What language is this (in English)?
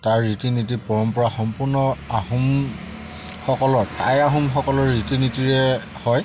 Assamese